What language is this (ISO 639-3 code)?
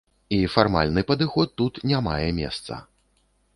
bel